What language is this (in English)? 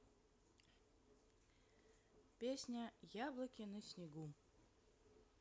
Russian